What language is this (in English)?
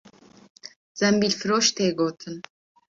Kurdish